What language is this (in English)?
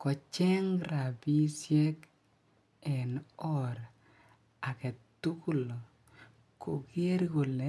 Kalenjin